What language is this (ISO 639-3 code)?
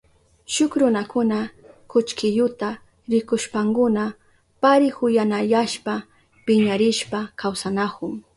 qup